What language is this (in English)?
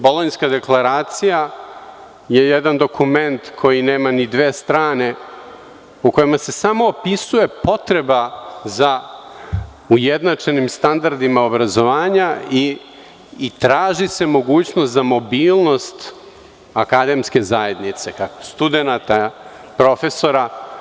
Serbian